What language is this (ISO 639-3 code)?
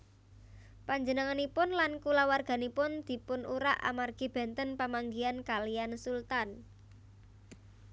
jav